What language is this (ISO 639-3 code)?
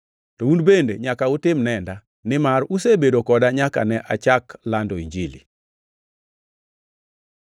luo